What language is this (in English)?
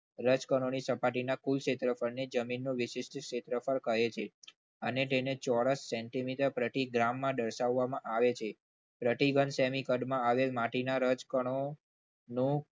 Gujarati